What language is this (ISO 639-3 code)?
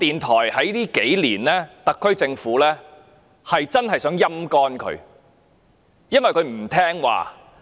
yue